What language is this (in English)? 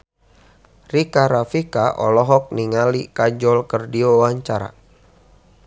Sundanese